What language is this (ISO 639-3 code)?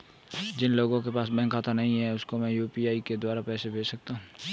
hin